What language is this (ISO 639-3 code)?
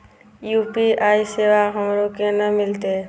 mai